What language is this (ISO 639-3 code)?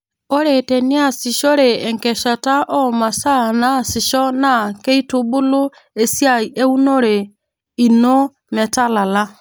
mas